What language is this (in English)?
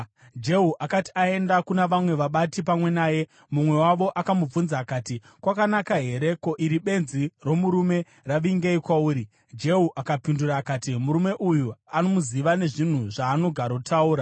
Shona